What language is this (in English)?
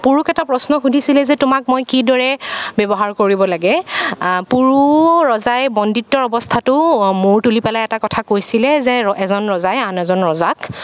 Assamese